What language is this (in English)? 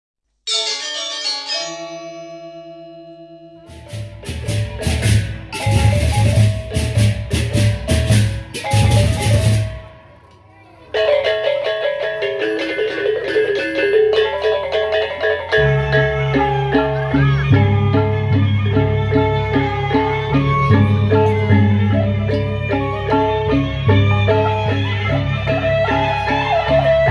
Indonesian